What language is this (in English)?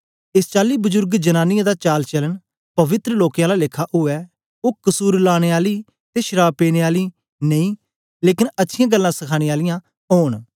Dogri